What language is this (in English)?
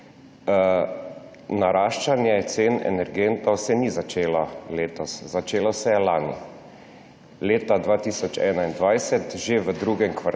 Slovenian